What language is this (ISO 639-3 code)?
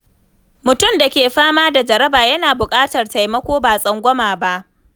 hau